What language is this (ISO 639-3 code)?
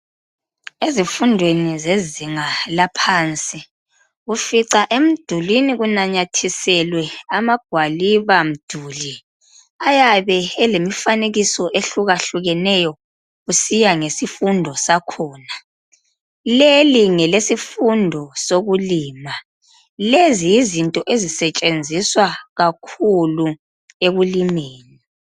nde